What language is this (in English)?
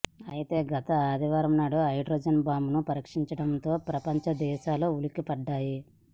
Telugu